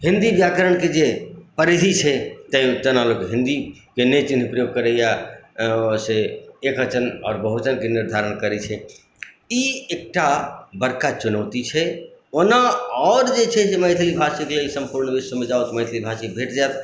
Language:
Maithili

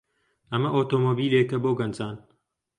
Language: Central Kurdish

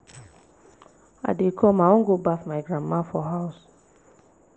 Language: Nigerian Pidgin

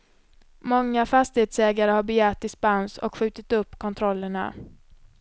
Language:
Swedish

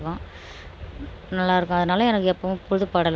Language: Tamil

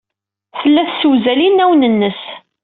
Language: Kabyle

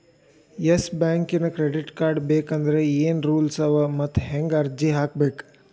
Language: Kannada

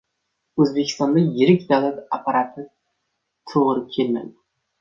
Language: Uzbek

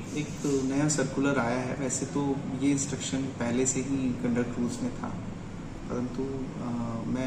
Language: Hindi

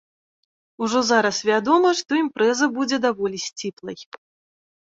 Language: Belarusian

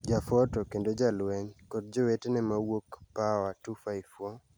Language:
Luo (Kenya and Tanzania)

